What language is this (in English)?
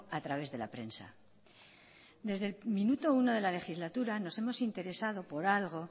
Spanish